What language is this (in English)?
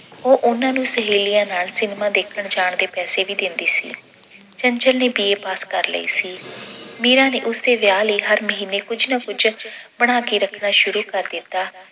Punjabi